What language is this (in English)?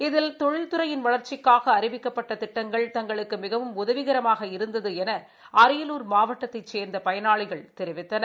Tamil